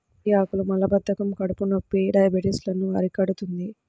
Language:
Telugu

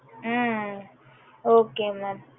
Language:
Tamil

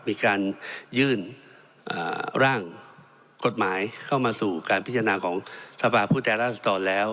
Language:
Thai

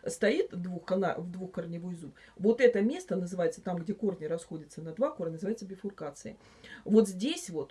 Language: Russian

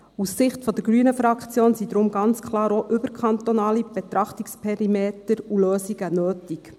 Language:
Swiss German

